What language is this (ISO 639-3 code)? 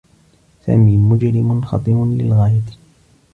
ara